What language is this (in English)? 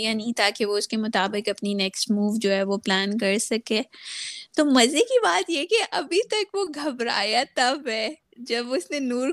Urdu